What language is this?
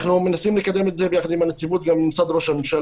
Hebrew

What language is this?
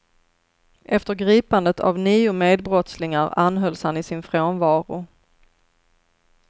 Swedish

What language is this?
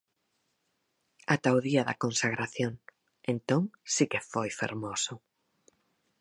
Galician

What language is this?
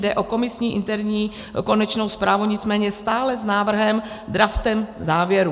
Czech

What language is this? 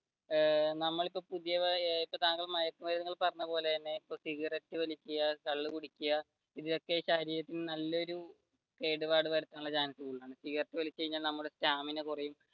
Malayalam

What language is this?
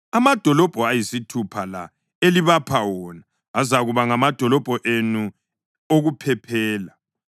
North Ndebele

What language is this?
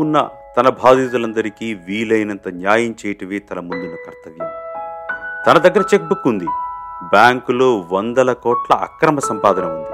Telugu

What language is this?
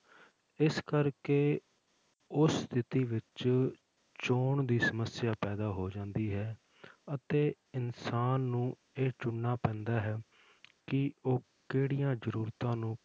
Punjabi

